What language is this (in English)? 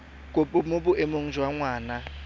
Tswana